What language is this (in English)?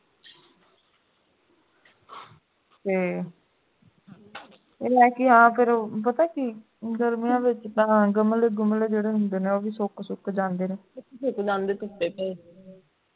Punjabi